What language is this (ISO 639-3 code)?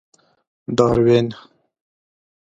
pus